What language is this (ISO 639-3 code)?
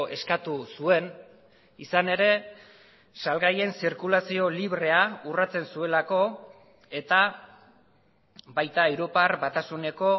eus